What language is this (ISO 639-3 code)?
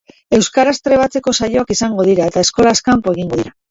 eus